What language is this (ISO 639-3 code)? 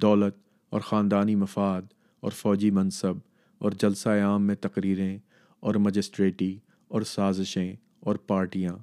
urd